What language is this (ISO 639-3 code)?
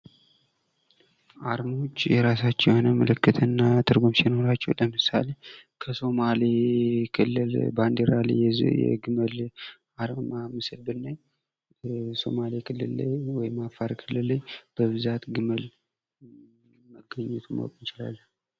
amh